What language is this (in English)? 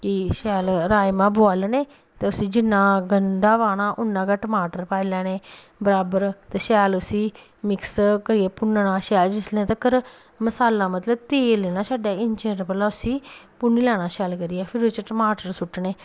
Dogri